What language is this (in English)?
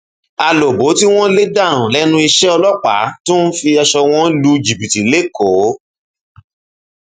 Yoruba